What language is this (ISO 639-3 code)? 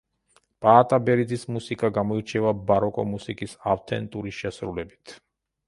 kat